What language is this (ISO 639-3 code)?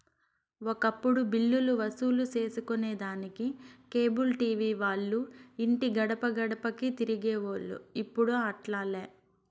tel